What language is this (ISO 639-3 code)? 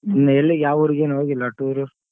kan